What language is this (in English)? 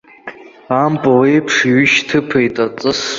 Abkhazian